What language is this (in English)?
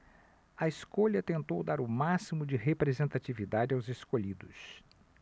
Portuguese